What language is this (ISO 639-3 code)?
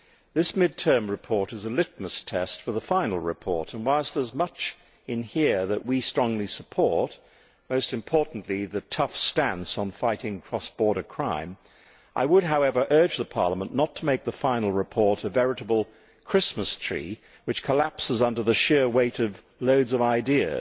eng